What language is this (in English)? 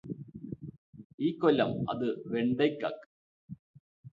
Malayalam